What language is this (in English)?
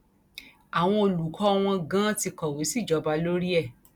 Yoruba